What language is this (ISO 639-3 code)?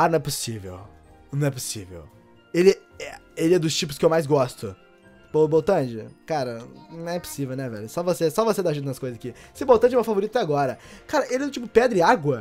por